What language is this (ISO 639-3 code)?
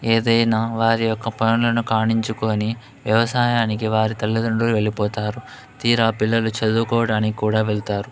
tel